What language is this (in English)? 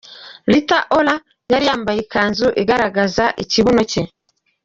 Kinyarwanda